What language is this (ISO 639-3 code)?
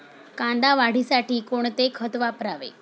mar